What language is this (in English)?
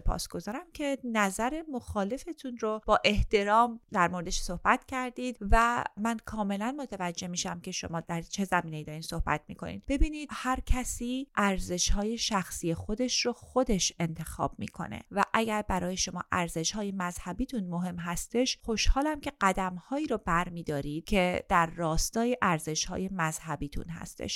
Persian